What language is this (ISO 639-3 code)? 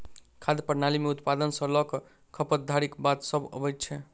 mai